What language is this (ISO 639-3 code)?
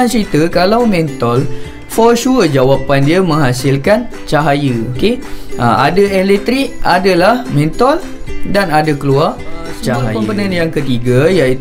msa